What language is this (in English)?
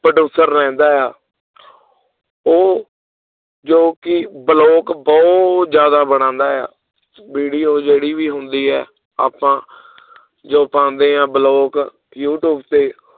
Punjabi